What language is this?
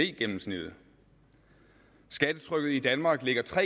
Danish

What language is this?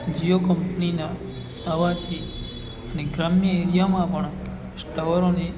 Gujarati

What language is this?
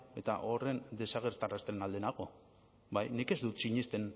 Basque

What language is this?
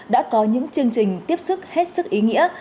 Vietnamese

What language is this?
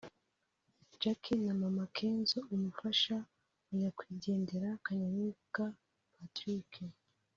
Kinyarwanda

